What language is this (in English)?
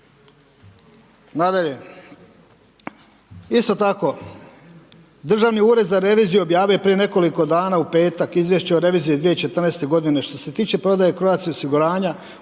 Croatian